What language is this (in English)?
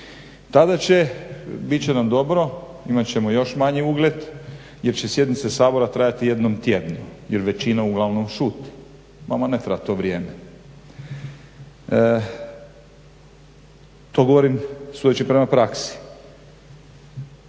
Croatian